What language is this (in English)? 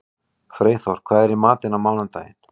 Icelandic